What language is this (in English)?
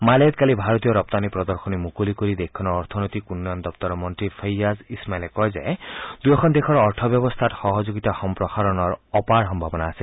Assamese